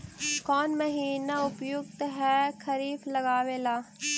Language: Magahi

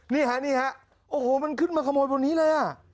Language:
Thai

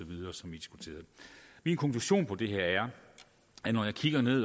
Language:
Danish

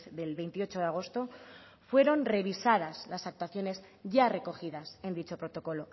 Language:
Spanish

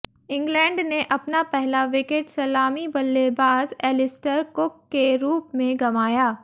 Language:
Hindi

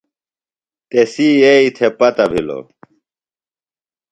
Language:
Phalura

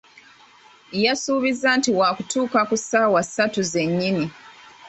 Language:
Ganda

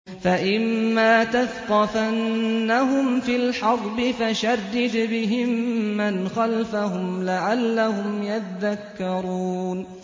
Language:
Arabic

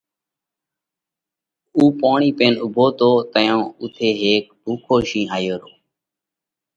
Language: Parkari Koli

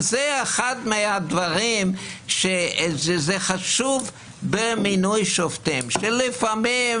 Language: Hebrew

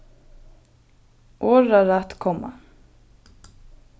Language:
Faroese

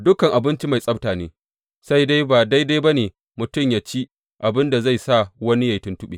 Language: Hausa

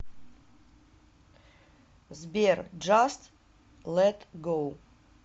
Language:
Russian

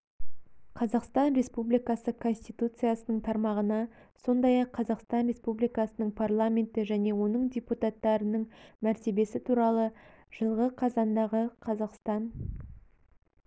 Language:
Kazakh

